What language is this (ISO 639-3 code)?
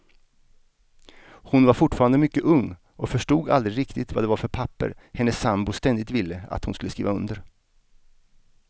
swe